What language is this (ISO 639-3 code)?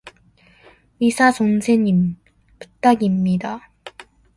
kor